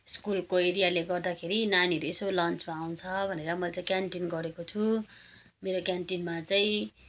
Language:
Nepali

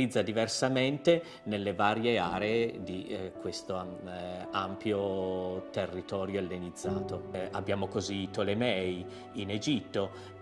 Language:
Italian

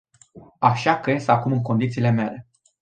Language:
Romanian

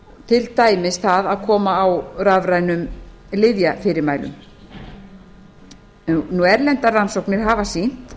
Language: Icelandic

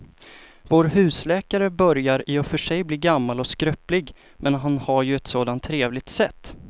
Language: Swedish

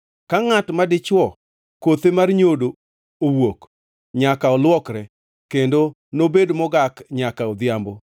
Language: Luo (Kenya and Tanzania)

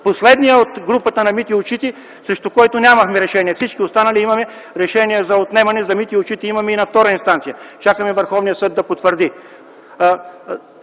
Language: Bulgarian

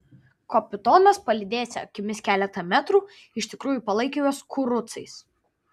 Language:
Lithuanian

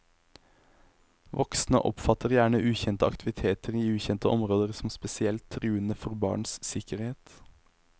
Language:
Norwegian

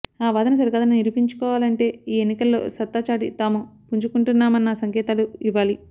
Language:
Telugu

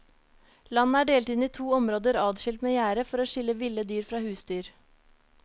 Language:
Norwegian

